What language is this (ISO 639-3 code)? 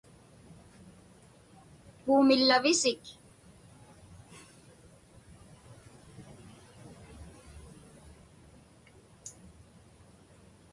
ipk